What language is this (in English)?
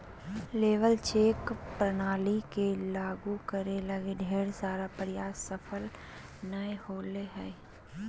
Magahi